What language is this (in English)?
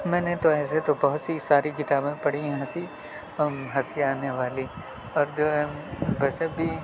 Urdu